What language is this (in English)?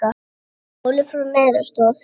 Icelandic